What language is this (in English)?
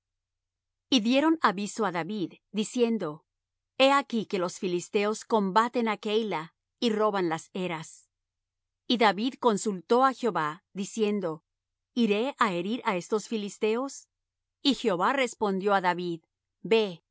Spanish